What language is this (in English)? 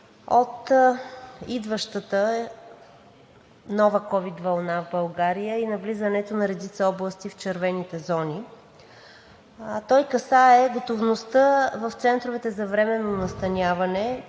Bulgarian